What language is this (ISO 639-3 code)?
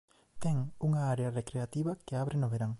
glg